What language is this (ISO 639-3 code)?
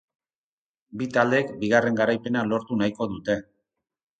eus